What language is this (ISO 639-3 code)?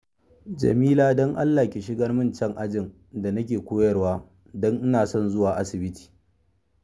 hau